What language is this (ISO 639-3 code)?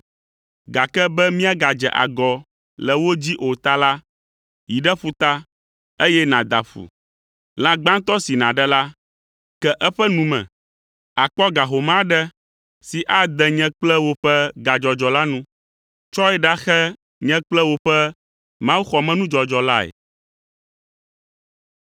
ewe